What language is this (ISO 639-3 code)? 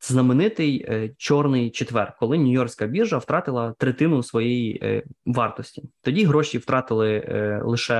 ukr